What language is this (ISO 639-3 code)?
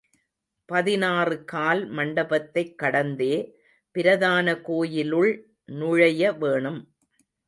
tam